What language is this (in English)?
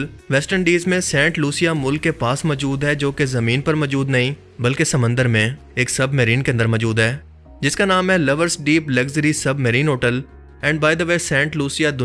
Urdu